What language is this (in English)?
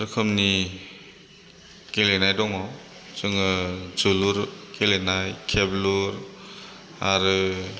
Bodo